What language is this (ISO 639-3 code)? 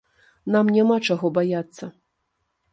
bel